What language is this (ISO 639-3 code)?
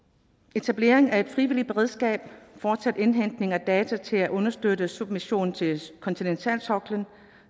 dan